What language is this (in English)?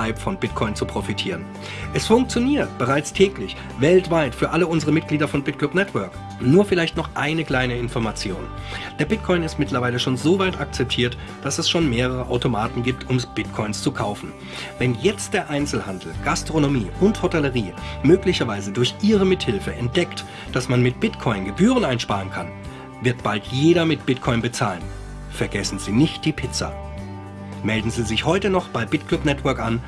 German